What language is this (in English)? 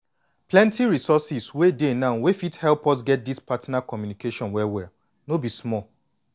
Nigerian Pidgin